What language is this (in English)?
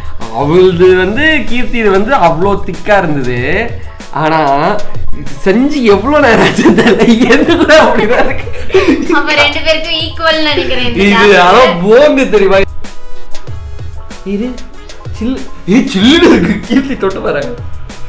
Hindi